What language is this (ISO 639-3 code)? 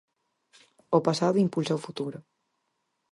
glg